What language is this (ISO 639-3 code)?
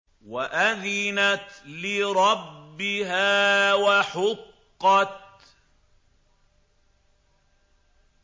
ara